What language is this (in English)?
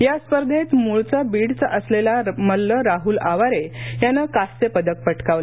Marathi